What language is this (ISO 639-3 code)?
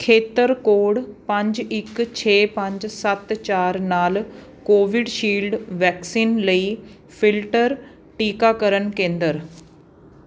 pan